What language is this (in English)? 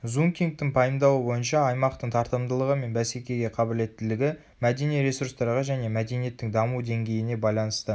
Kazakh